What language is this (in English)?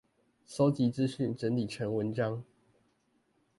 Chinese